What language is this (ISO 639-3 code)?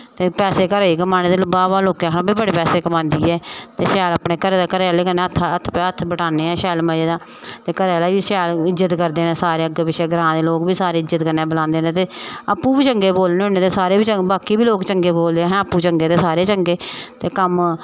doi